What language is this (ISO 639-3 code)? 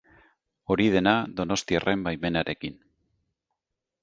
eus